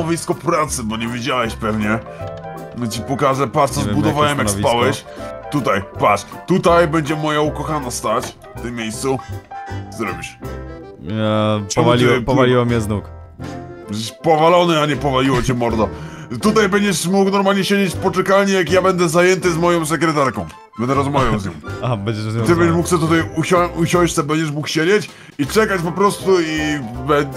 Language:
Polish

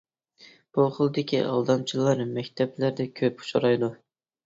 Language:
Uyghur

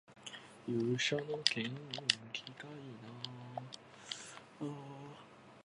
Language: Japanese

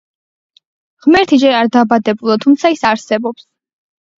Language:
Georgian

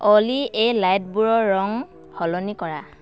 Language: Assamese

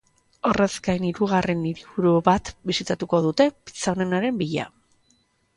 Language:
Basque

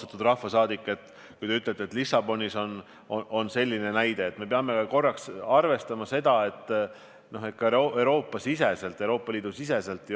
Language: Estonian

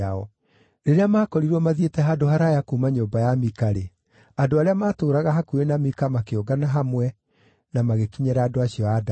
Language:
Kikuyu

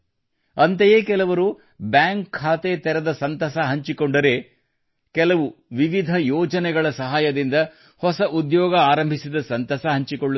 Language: Kannada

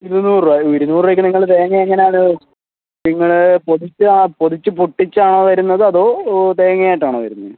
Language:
Malayalam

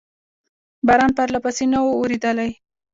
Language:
Pashto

